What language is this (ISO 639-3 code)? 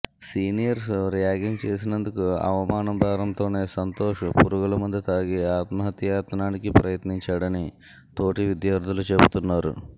tel